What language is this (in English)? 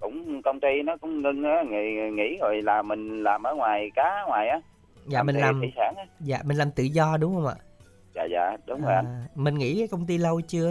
Vietnamese